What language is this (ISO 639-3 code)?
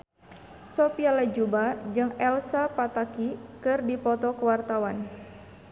sun